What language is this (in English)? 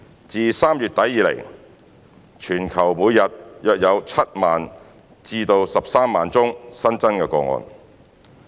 Cantonese